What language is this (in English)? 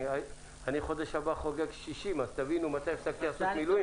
Hebrew